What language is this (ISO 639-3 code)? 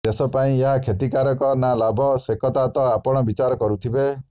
ori